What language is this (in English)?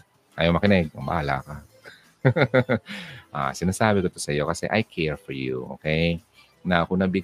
Filipino